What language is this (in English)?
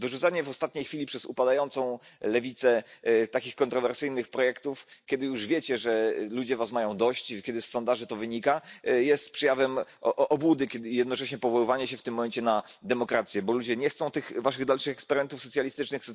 Polish